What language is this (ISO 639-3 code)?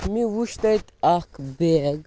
kas